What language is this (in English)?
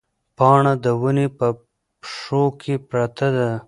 Pashto